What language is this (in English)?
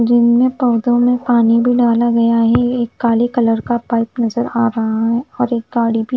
Hindi